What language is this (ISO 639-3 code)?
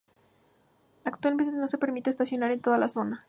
spa